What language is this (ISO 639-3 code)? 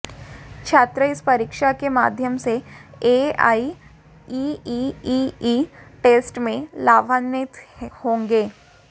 hin